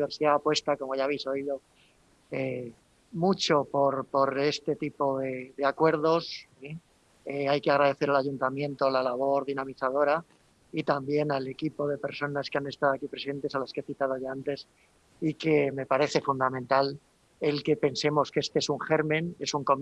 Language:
Spanish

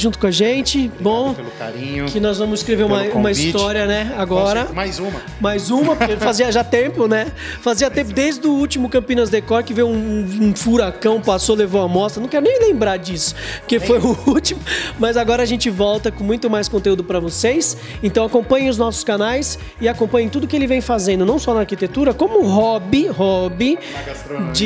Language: Portuguese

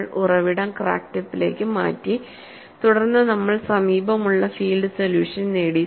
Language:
Malayalam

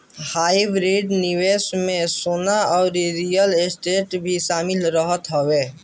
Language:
Bhojpuri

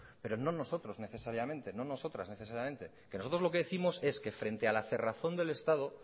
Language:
Spanish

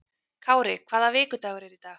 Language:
Icelandic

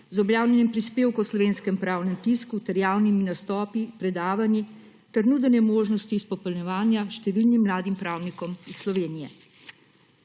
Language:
Slovenian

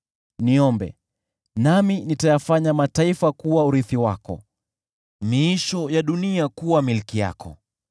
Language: Swahili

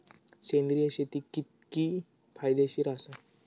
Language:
Marathi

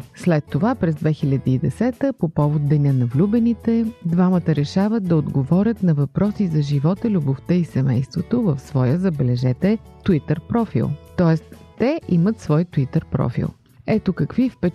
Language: Bulgarian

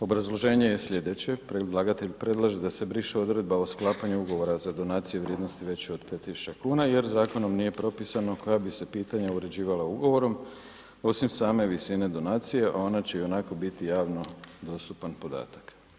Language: Croatian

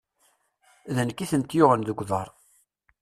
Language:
Kabyle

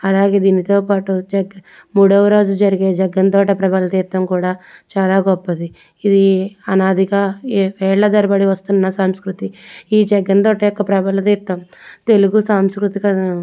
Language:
Telugu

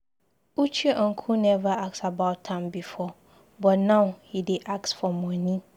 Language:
Nigerian Pidgin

